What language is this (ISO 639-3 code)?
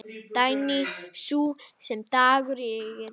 isl